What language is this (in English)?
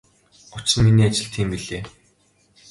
Mongolian